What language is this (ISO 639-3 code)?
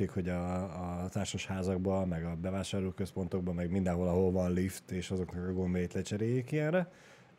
hun